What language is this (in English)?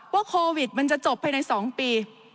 Thai